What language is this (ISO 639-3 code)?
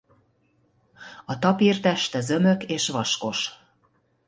hun